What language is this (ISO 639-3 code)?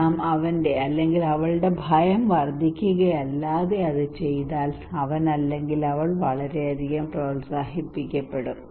mal